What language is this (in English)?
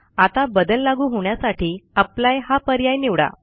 Marathi